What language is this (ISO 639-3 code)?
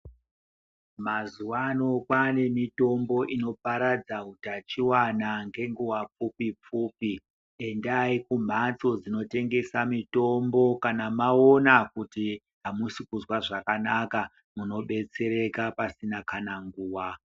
ndc